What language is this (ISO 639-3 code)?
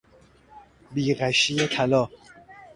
fas